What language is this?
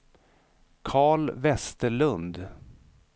Swedish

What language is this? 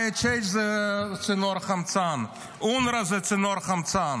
Hebrew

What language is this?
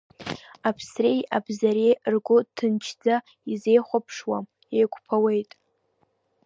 Abkhazian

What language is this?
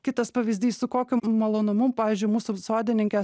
Lithuanian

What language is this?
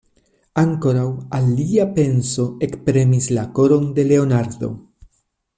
Esperanto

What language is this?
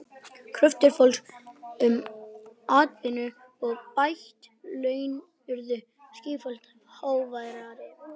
Icelandic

